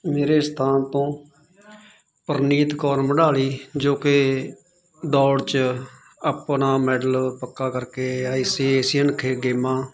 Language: Punjabi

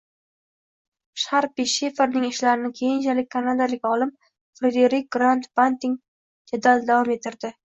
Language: Uzbek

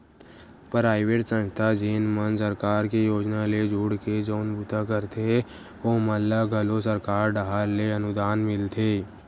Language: Chhattisgarhi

